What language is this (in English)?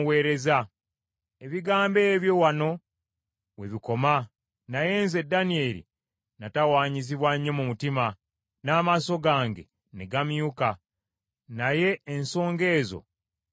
Ganda